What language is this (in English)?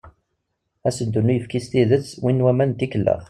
Kabyle